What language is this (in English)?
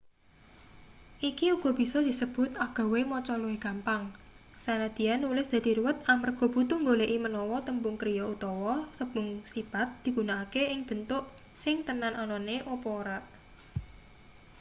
Javanese